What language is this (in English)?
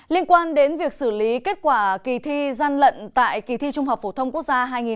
Vietnamese